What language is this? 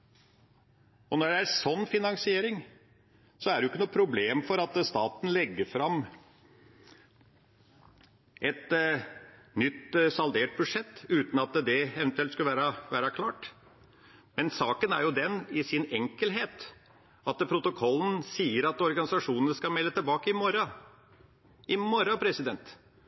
Norwegian Bokmål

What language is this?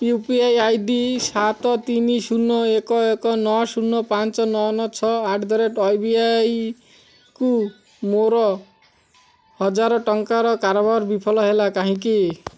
Odia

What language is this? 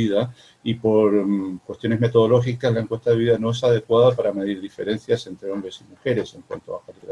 Spanish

